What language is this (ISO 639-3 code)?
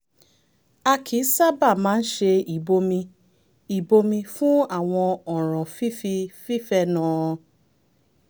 yor